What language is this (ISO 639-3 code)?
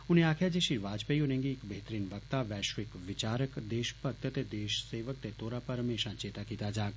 doi